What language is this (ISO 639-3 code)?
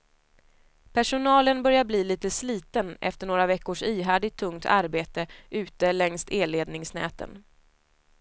swe